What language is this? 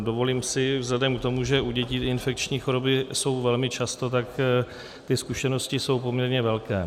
Czech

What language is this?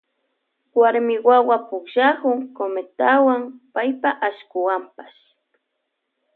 Loja Highland Quichua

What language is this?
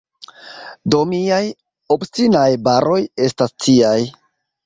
Esperanto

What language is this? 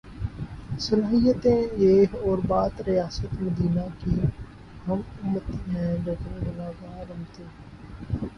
Urdu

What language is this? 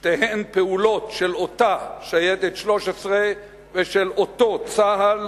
Hebrew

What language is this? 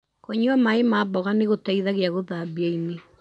Kikuyu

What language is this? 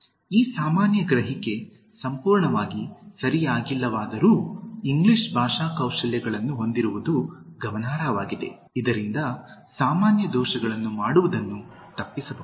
Kannada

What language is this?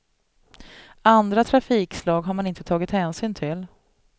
Swedish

